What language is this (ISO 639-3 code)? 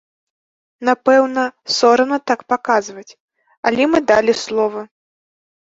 bel